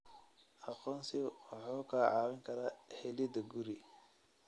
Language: Somali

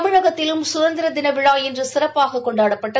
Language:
Tamil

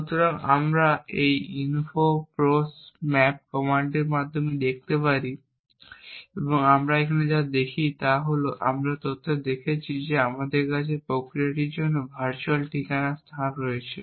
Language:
Bangla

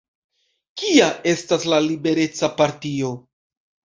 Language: Esperanto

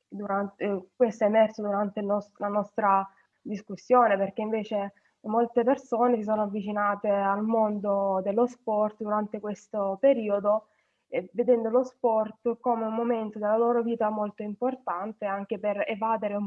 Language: Italian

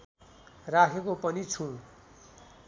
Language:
Nepali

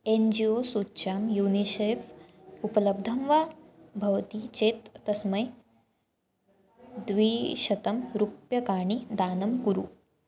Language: Sanskrit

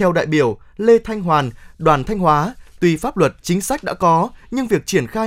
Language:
Vietnamese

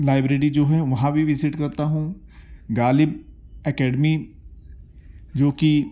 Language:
Urdu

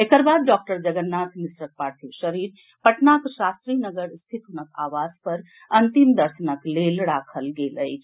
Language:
Maithili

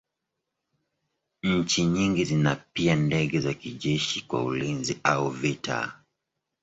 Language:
Swahili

